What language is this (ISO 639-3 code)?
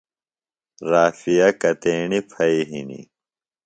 phl